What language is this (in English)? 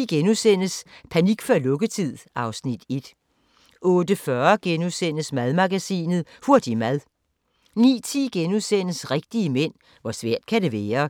Danish